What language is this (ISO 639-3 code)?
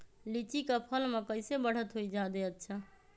mag